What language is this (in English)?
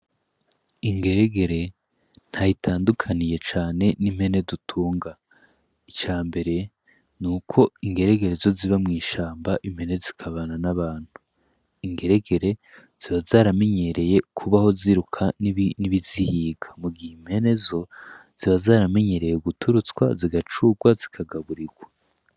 Rundi